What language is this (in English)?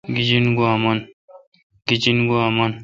Kalkoti